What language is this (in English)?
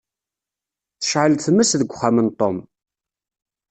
Kabyle